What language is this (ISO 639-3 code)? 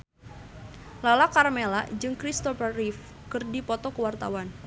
sun